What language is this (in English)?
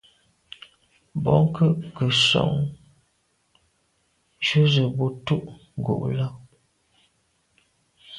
Medumba